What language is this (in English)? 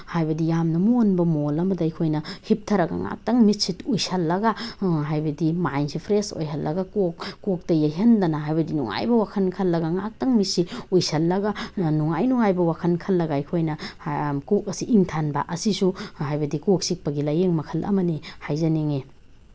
Manipuri